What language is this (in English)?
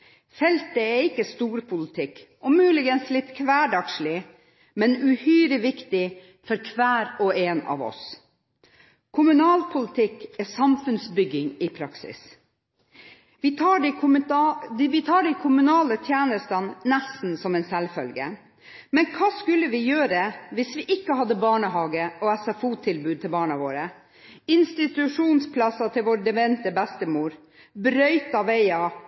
Norwegian Bokmål